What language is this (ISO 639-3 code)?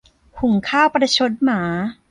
tha